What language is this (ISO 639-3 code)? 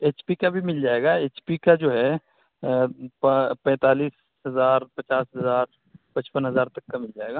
urd